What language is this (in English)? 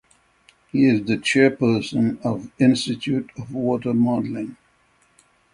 English